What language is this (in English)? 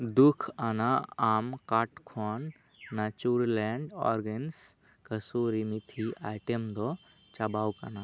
Santali